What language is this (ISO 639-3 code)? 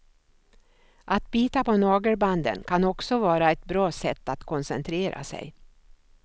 swe